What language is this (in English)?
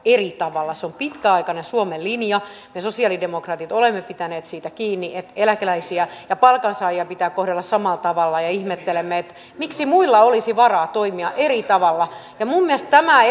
Finnish